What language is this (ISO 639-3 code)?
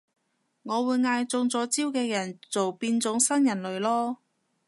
yue